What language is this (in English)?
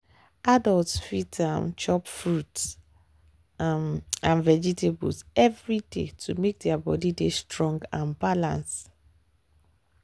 Nigerian Pidgin